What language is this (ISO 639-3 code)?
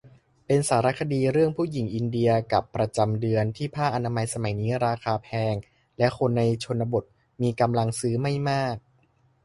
tha